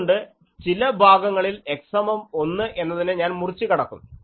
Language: Malayalam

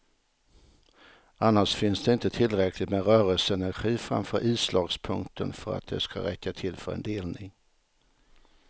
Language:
Swedish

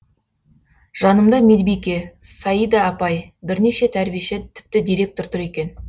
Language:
Kazakh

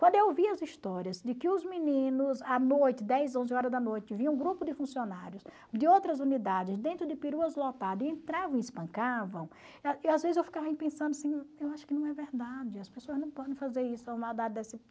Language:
Portuguese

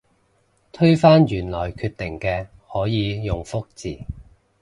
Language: Cantonese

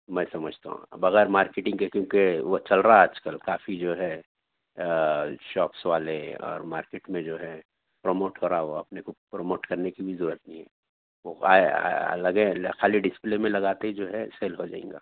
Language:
Urdu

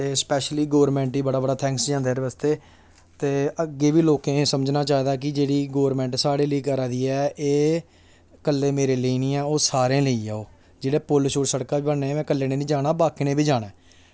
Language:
Dogri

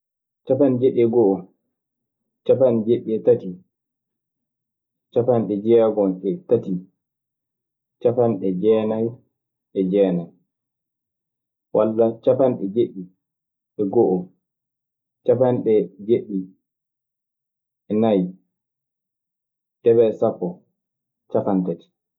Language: Maasina Fulfulde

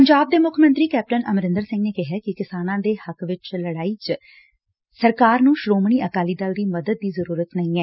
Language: Punjabi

